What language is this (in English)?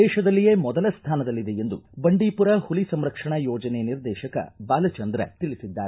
Kannada